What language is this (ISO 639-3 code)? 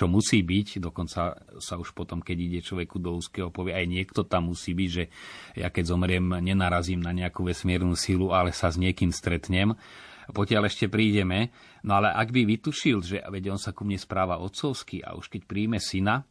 slk